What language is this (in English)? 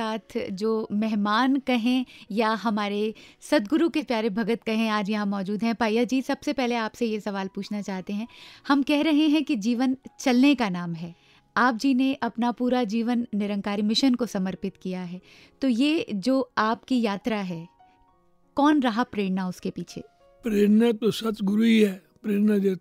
Hindi